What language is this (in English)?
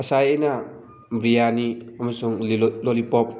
Manipuri